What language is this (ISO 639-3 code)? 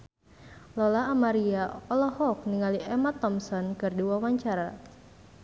sun